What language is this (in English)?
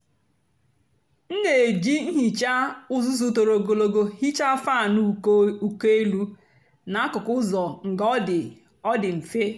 Igbo